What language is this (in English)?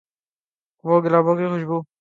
Urdu